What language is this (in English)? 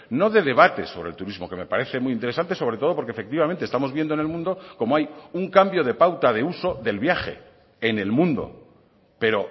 Spanish